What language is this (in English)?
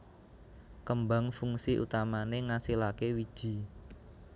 Javanese